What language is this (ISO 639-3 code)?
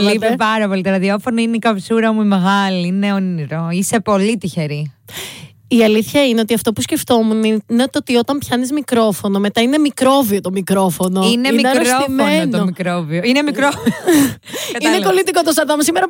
ell